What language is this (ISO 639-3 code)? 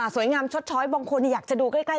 tha